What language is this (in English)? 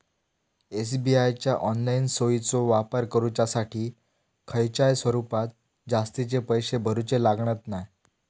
Marathi